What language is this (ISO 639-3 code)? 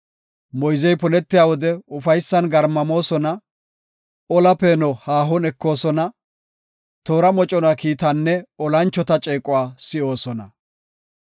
gof